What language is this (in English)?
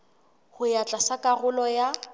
Southern Sotho